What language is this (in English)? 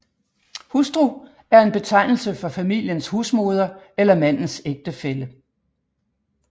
Danish